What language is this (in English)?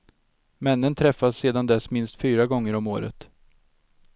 Swedish